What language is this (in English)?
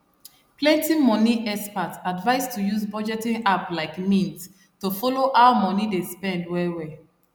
Nigerian Pidgin